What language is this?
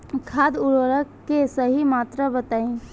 Bhojpuri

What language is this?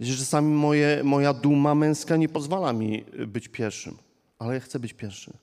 Polish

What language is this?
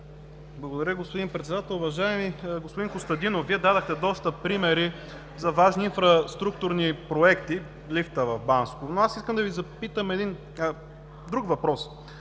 Bulgarian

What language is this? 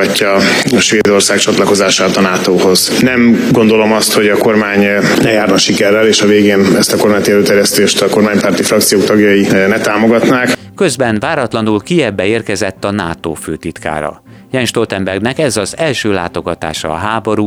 Hungarian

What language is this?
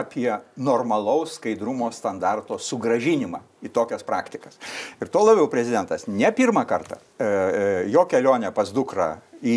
Lithuanian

